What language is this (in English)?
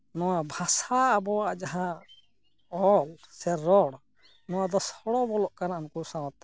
Santali